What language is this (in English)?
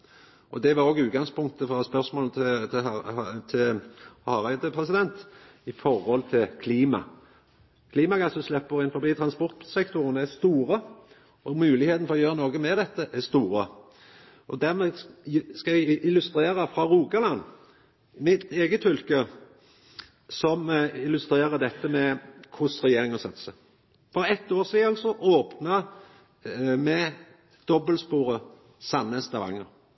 Norwegian Nynorsk